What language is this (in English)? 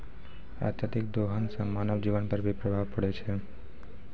Maithili